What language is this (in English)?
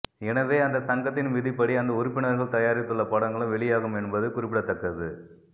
Tamil